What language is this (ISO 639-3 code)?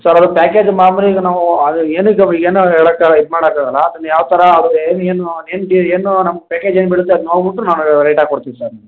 kan